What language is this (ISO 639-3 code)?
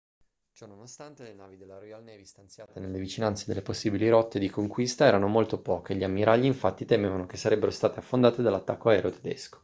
ita